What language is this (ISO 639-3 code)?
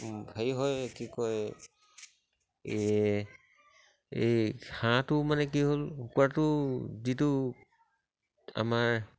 asm